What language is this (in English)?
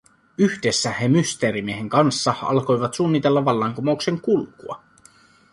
Finnish